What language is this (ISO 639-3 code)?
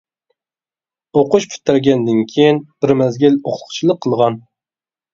uig